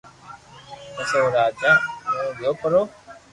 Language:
Loarki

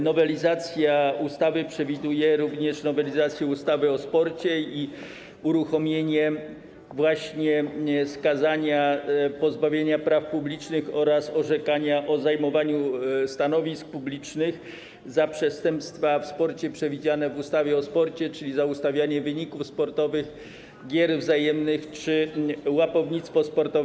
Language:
Polish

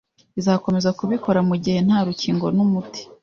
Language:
Kinyarwanda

